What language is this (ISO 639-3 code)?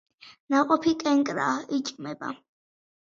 kat